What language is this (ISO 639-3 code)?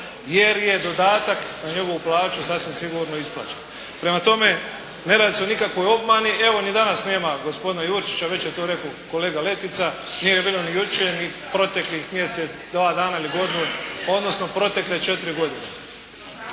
hrv